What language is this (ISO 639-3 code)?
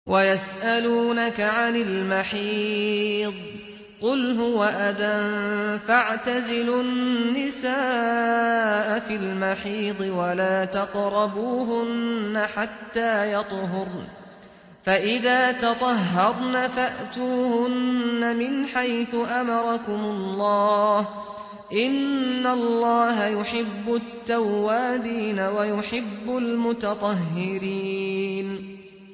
ara